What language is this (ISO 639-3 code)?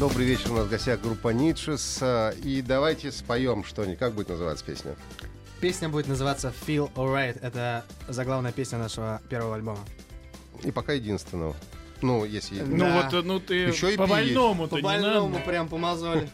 rus